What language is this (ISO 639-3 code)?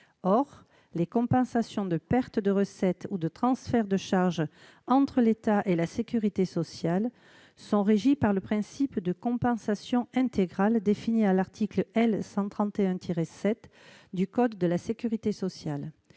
fra